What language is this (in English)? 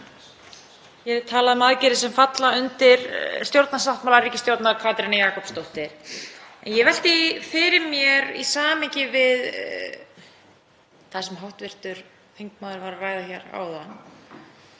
Icelandic